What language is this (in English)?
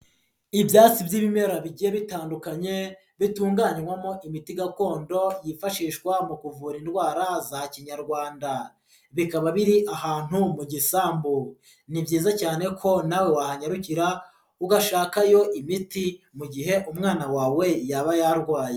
Kinyarwanda